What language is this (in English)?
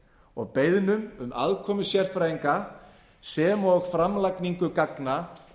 Icelandic